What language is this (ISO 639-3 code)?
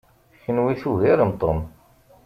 kab